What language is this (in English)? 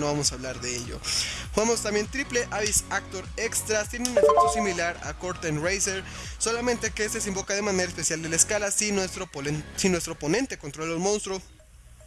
Spanish